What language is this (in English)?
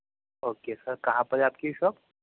Urdu